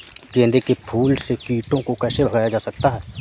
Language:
Hindi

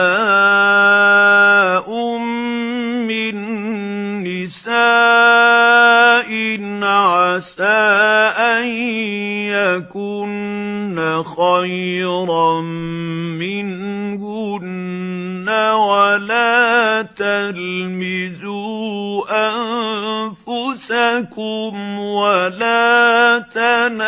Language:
Arabic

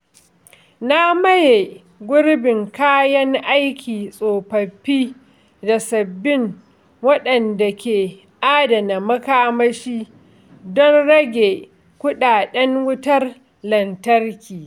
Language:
Hausa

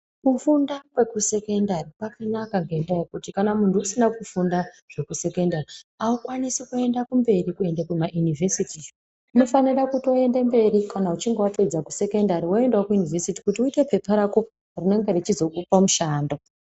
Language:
Ndau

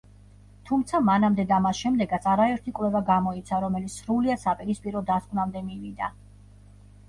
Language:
Georgian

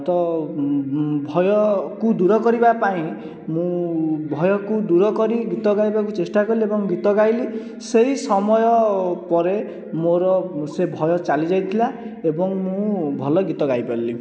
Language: Odia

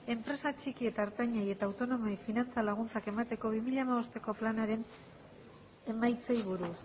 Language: Basque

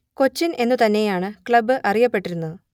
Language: Malayalam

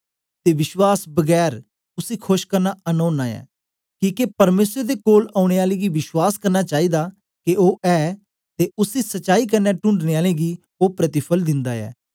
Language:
Dogri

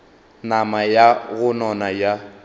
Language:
Northern Sotho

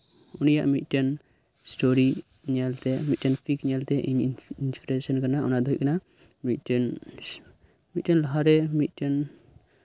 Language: Santali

